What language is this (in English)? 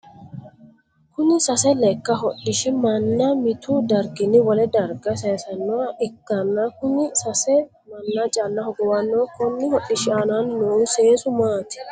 Sidamo